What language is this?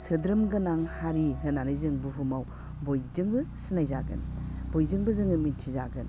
Bodo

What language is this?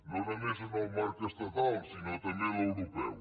Catalan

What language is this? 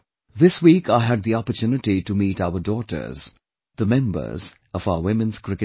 English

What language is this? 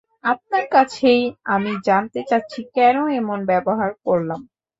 Bangla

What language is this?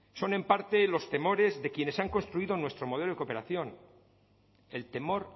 Spanish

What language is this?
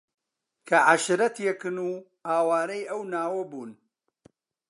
Central Kurdish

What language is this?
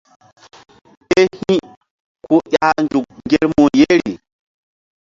Mbum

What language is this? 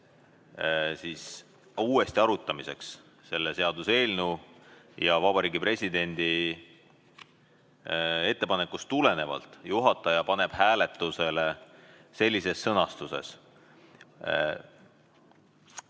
Estonian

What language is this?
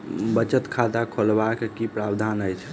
Maithili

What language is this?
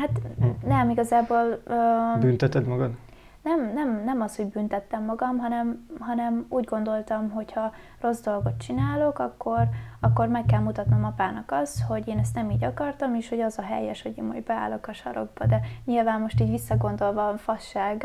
Hungarian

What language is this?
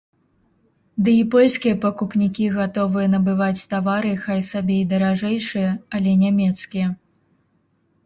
Belarusian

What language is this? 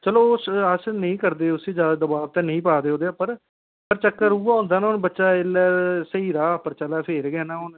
Dogri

